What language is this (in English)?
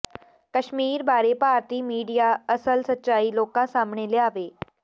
Punjabi